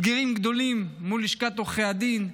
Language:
Hebrew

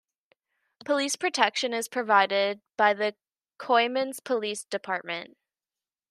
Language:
English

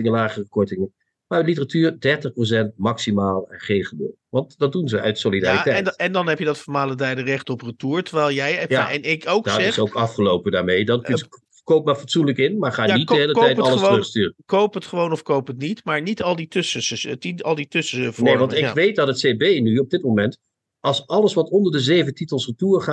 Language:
Dutch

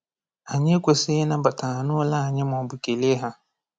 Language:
Igbo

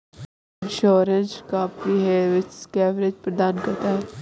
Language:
Hindi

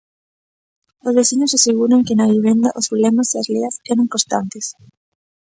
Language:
Galician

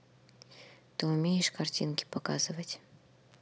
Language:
Russian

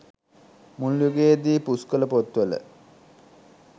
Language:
Sinhala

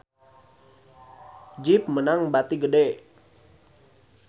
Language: Sundanese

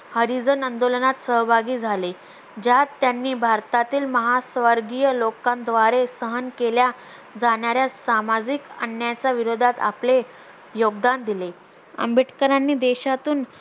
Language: Marathi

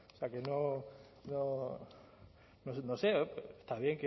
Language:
Spanish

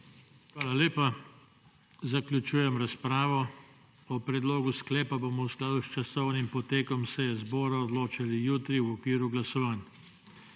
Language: Slovenian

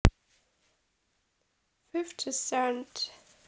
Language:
Russian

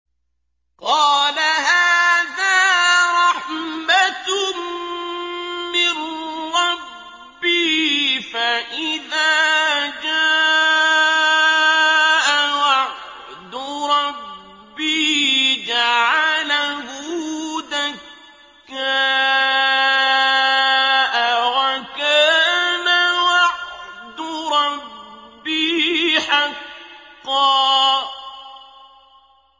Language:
Arabic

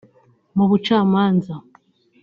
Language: Kinyarwanda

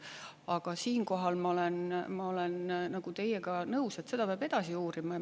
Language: Estonian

